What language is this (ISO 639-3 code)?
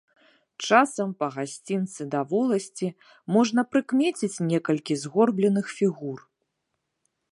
bel